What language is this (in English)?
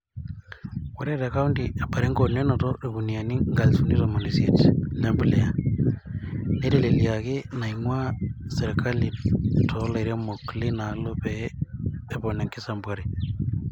Masai